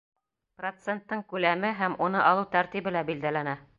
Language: Bashkir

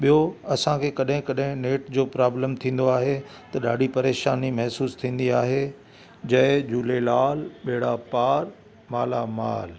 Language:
Sindhi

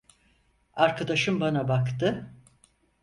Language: Turkish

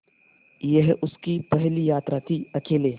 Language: Hindi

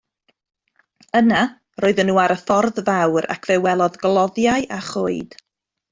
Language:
Welsh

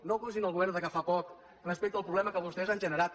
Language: Catalan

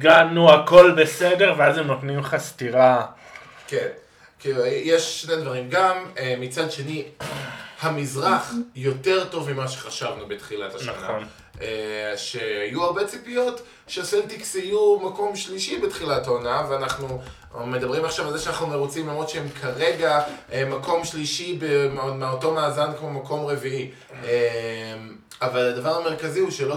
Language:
Hebrew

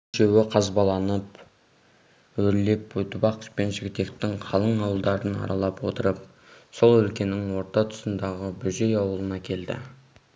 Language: Kazakh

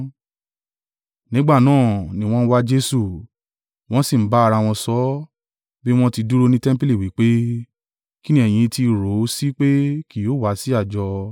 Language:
Yoruba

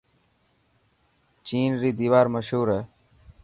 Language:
Dhatki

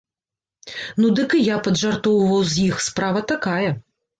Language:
Belarusian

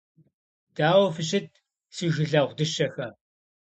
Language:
Kabardian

